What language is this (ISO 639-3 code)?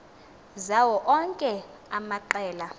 xho